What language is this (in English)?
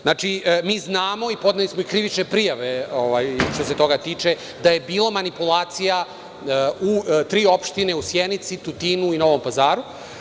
Serbian